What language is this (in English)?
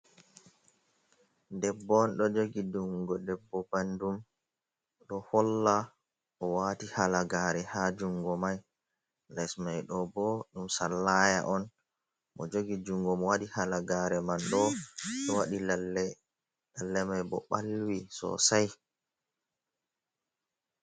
Fula